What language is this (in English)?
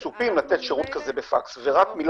Hebrew